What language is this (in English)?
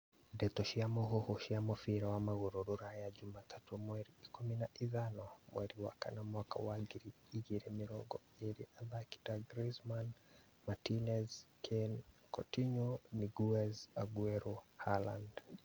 Kikuyu